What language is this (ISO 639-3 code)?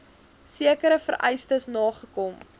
afr